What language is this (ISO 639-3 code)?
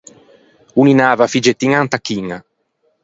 lij